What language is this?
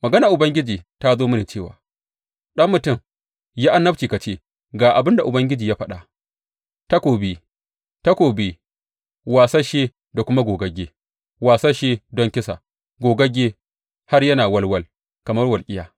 Hausa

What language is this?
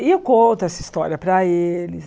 Portuguese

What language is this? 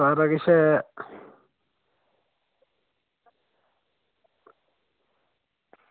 Dogri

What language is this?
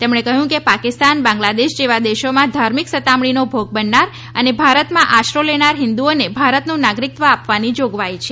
Gujarati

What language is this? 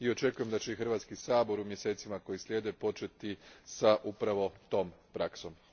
Croatian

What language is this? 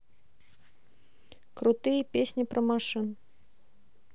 Russian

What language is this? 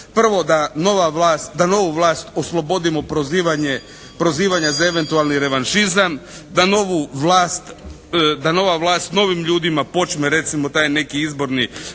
Croatian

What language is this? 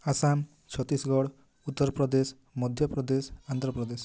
Odia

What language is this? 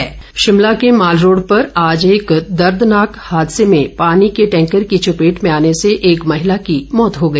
Hindi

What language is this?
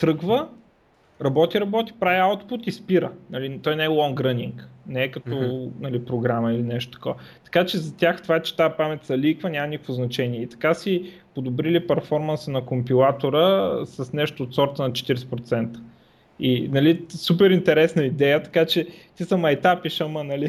Bulgarian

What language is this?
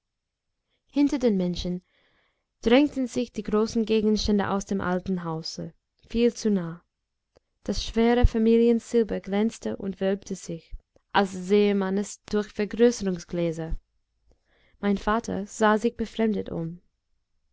German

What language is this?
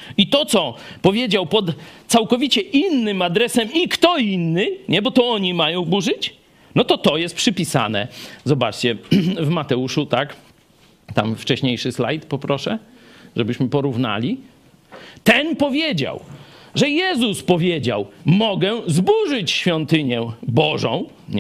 Polish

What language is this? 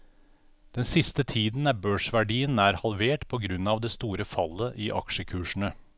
Norwegian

